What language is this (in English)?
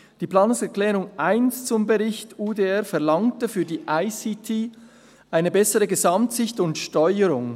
Swiss German